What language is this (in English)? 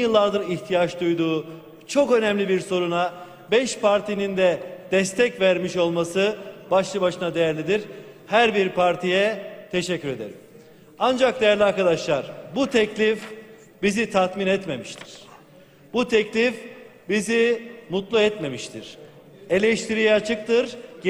Turkish